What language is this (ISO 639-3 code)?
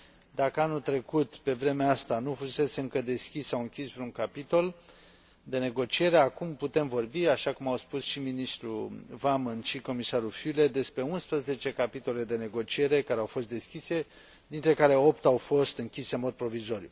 ron